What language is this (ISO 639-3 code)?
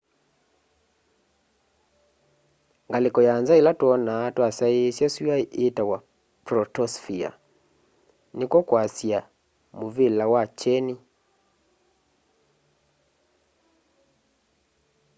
kam